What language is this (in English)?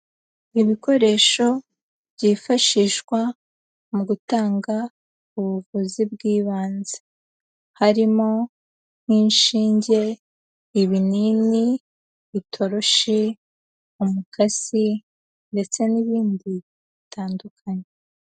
Kinyarwanda